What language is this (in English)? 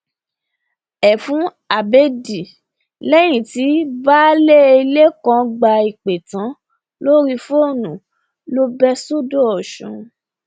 Yoruba